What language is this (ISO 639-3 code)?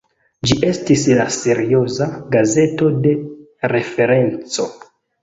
epo